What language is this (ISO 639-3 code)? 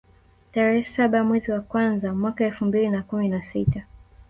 swa